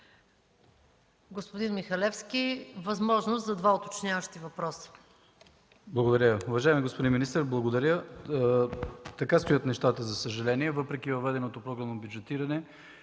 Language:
Bulgarian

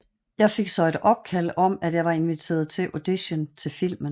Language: Danish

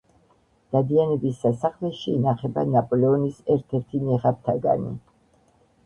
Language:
Georgian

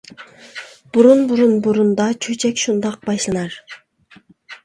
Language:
Uyghur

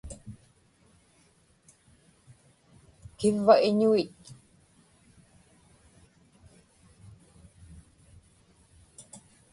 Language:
Inupiaq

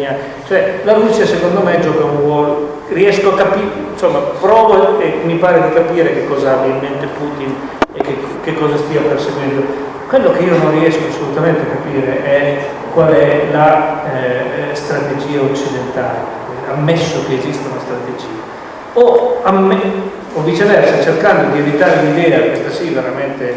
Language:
Italian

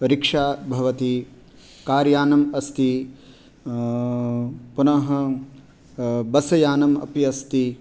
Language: Sanskrit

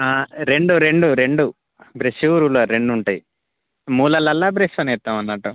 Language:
Telugu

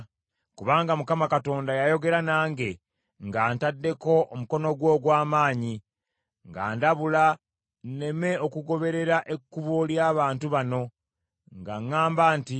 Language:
Ganda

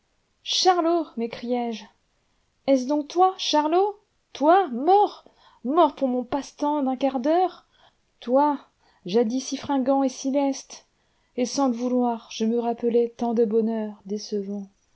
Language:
French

